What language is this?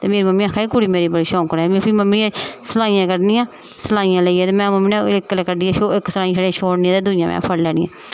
Dogri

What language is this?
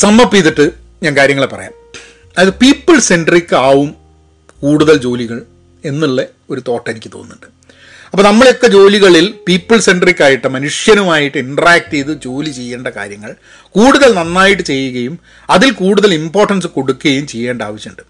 Malayalam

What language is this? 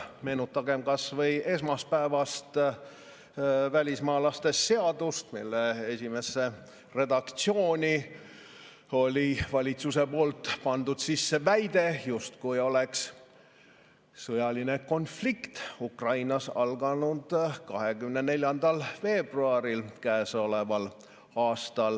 Estonian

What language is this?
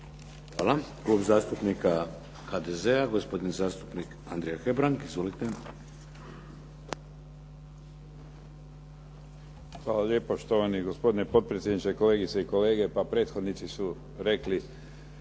Croatian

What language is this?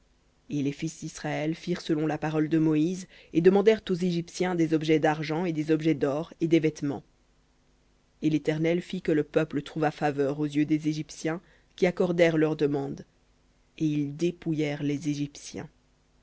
French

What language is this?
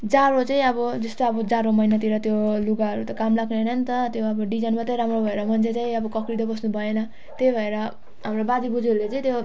Nepali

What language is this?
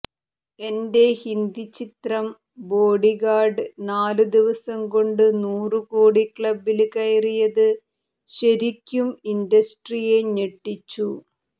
Malayalam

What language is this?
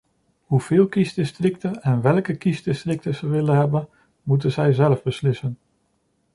Dutch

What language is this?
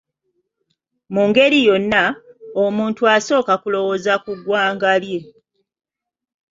Ganda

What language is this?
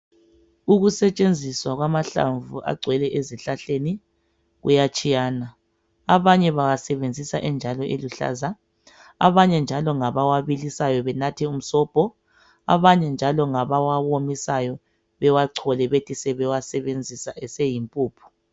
North Ndebele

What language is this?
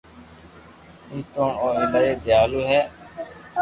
Loarki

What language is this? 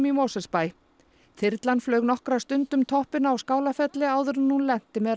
Icelandic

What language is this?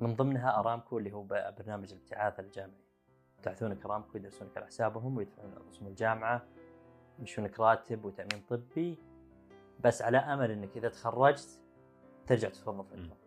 Arabic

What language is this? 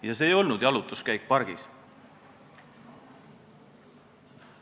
Estonian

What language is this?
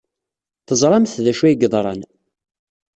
Kabyle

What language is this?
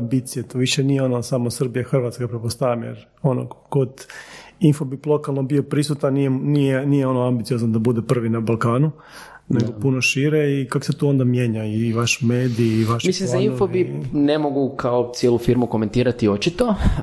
Croatian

